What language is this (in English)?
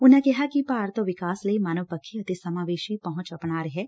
Punjabi